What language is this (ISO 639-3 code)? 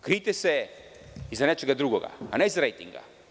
srp